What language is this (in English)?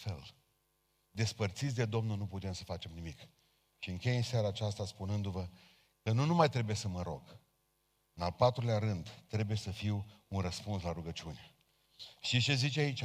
Romanian